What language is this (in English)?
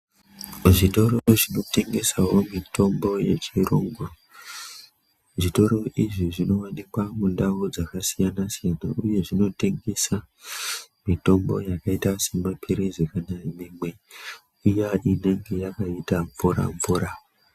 Ndau